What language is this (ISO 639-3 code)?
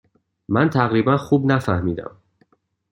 fas